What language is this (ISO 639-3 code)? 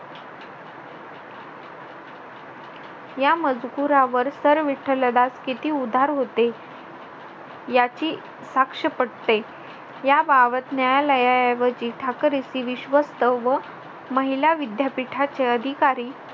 mar